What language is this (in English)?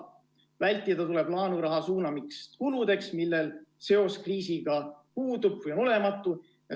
Estonian